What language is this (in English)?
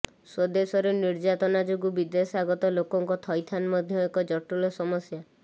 Odia